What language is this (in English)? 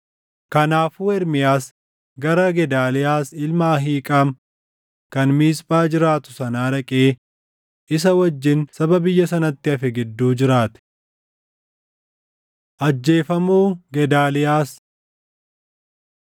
Oromo